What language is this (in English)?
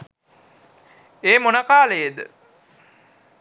Sinhala